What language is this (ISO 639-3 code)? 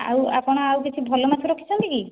ori